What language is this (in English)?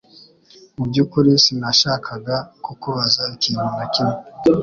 Kinyarwanda